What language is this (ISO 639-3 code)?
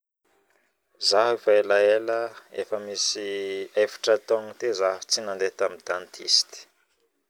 bmm